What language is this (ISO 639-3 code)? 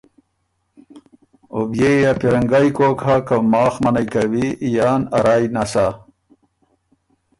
oru